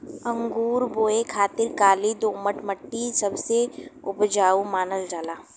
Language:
Bhojpuri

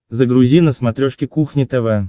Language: Russian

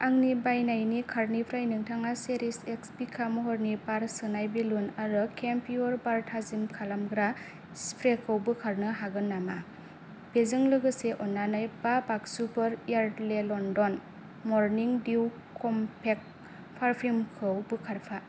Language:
Bodo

